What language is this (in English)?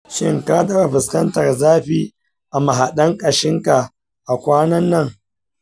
Hausa